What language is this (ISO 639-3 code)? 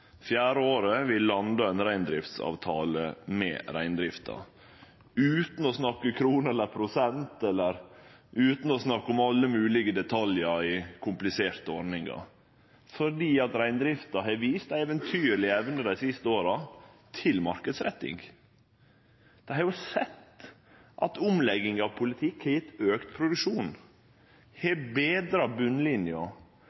nno